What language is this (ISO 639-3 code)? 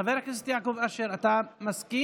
heb